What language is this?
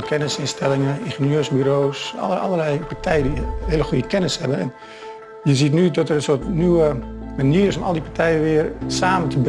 Dutch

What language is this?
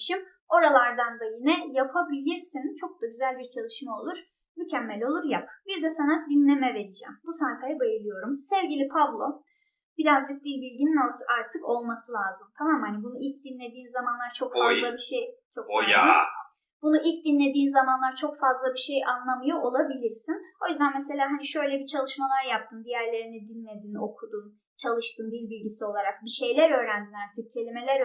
Turkish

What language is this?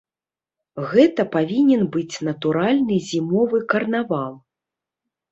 Belarusian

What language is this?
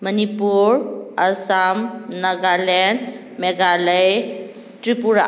Manipuri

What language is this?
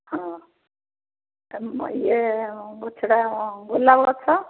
Odia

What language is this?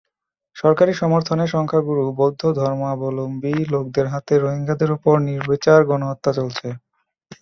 Bangla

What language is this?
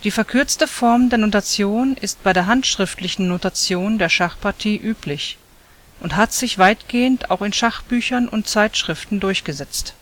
German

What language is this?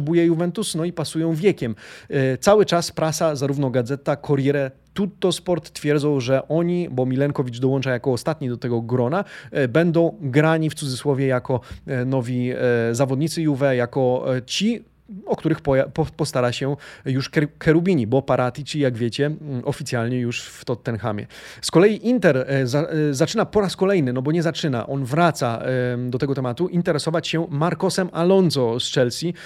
Polish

